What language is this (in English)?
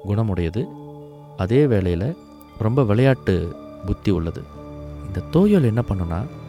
Tamil